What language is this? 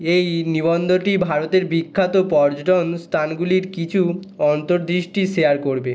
Bangla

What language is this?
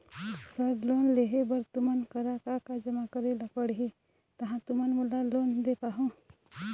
Chhattisgarhi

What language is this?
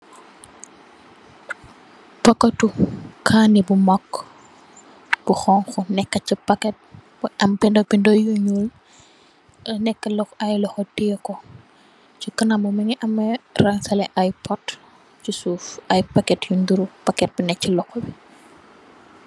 Wolof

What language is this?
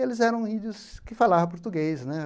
Portuguese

